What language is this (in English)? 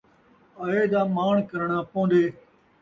Saraiki